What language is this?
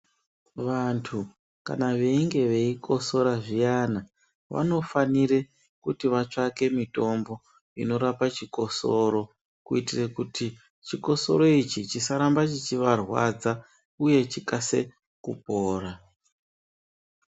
Ndau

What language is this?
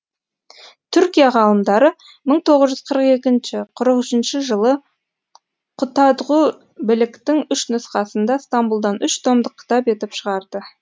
Kazakh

